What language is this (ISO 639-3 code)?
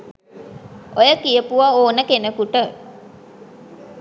sin